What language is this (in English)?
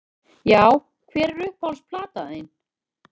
Icelandic